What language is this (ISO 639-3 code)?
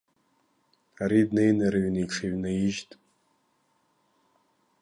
abk